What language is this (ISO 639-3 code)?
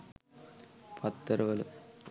sin